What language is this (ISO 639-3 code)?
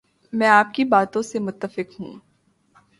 urd